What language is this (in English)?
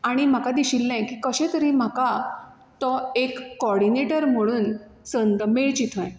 Konkani